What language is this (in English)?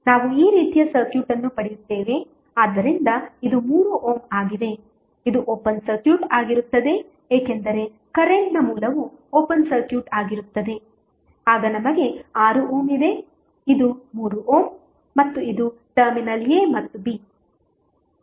Kannada